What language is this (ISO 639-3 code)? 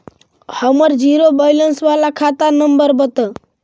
mag